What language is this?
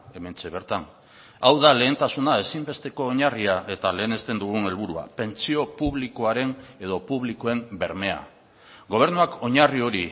Basque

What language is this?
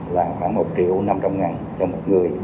Vietnamese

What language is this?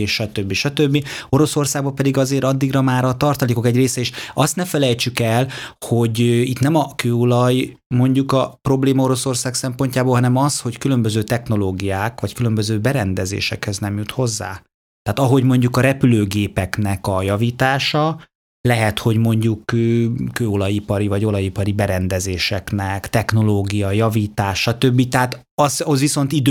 Hungarian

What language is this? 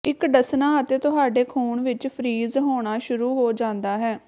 Punjabi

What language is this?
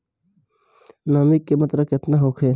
Bhojpuri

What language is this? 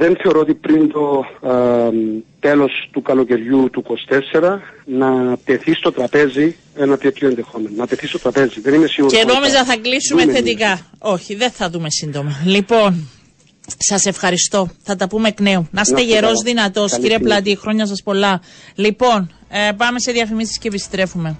Greek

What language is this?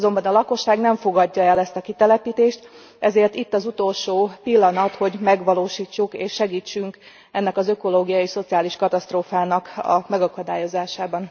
Hungarian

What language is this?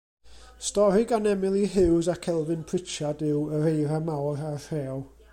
Welsh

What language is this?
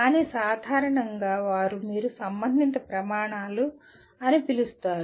Telugu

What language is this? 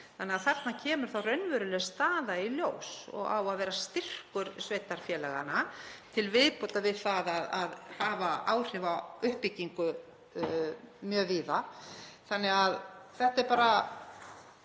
Icelandic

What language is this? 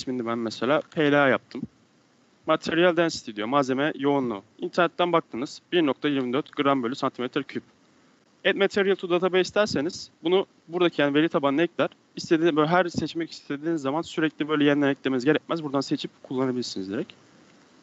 Turkish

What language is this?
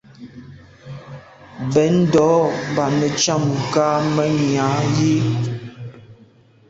Medumba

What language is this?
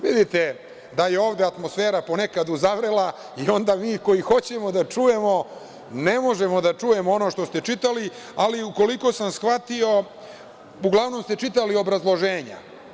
Serbian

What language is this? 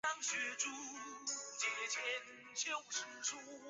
Chinese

